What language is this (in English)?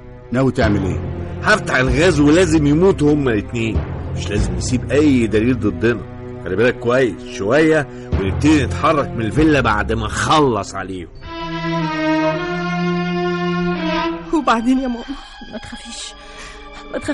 Arabic